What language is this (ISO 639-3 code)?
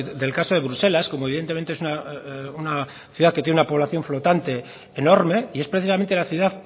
spa